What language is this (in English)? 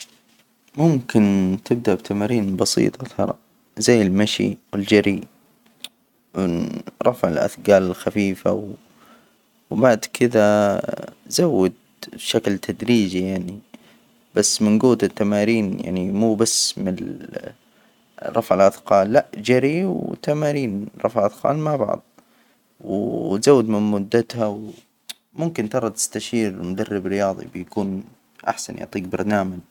Hijazi Arabic